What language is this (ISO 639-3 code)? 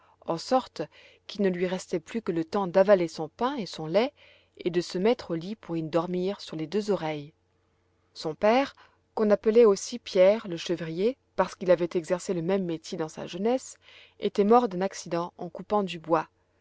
fra